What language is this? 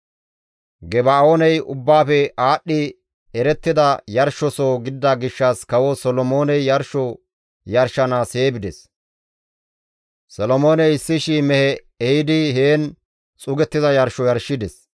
Gamo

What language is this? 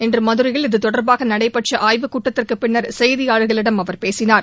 Tamil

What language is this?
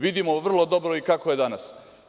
Serbian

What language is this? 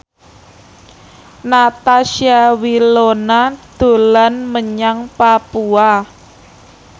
Javanese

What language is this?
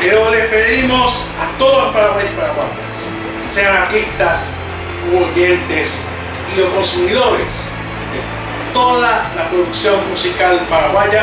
Spanish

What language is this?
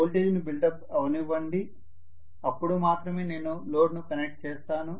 Telugu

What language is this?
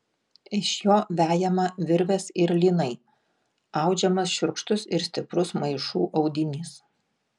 Lithuanian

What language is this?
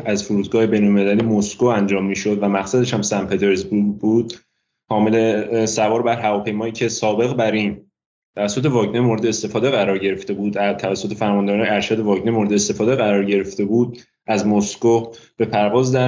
Persian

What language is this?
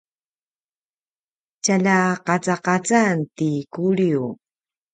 Paiwan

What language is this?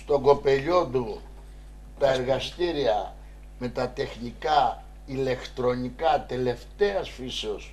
Greek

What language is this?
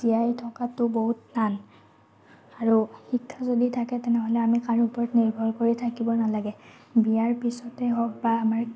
Assamese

